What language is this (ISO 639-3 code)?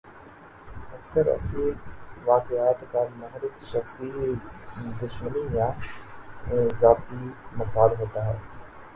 urd